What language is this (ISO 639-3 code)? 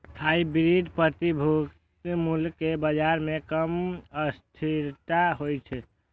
mai